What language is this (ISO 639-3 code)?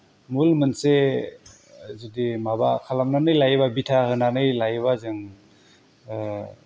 brx